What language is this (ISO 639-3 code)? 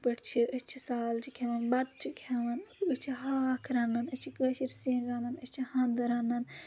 kas